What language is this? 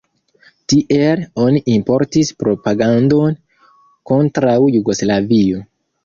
Esperanto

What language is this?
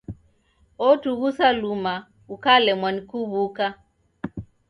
Taita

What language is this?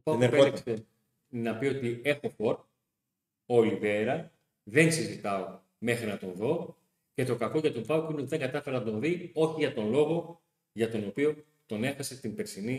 Greek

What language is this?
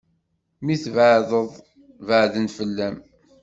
Kabyle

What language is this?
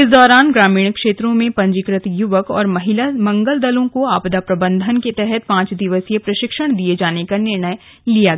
Hindi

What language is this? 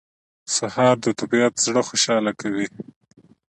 Pashto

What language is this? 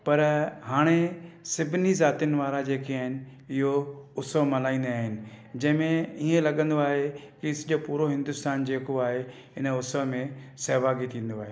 Sindhi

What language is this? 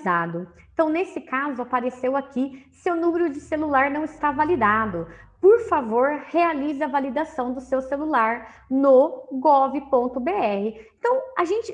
Portuguese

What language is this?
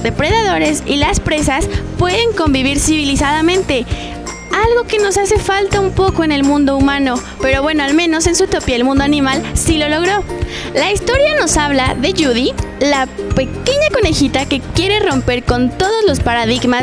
Spanish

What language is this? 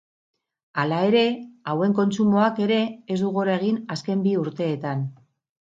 Basque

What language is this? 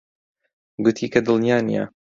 Central Kurdish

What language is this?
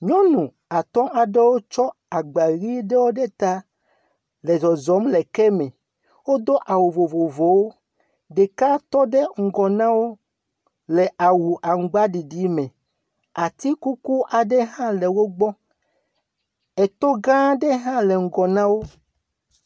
Ewe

